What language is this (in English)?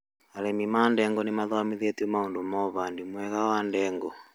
Kikuyu